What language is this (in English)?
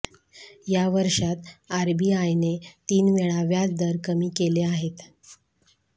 Marathi